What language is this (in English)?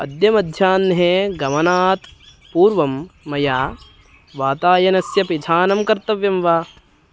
Sanskrit